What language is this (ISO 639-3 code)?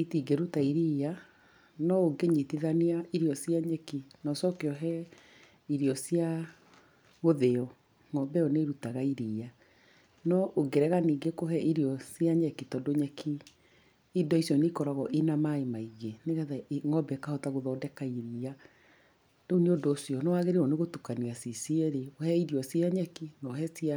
kik